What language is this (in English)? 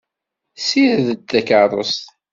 Kabyle